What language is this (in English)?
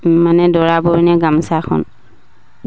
Assamese